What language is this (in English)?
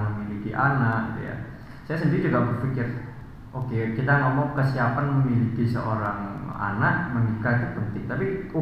Indonesian